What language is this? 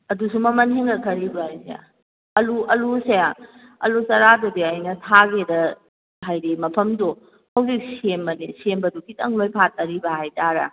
Manipuri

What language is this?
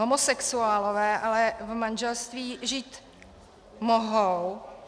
Czech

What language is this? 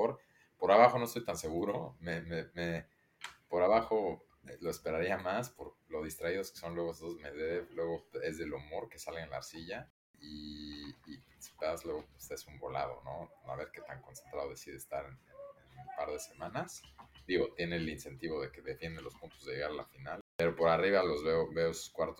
Spanish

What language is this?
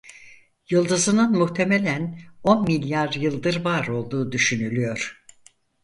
Turkish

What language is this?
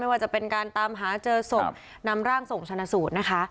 Thai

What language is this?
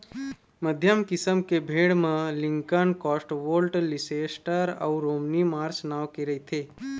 Chhattisgarhi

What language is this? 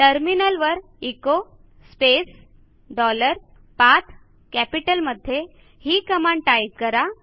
Marathi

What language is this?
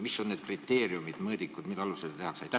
Estonian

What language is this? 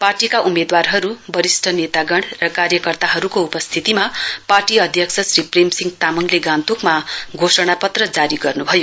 Nepali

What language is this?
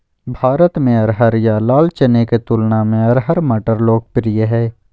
Magahi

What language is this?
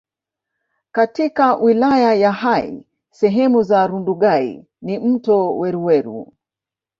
Swahili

